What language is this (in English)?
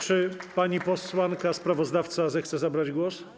Polish